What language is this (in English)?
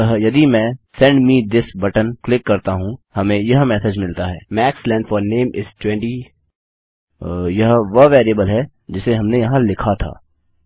Hindi